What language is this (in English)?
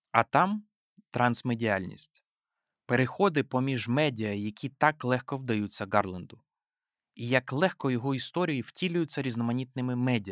Ukrainian